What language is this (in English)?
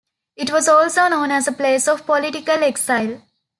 English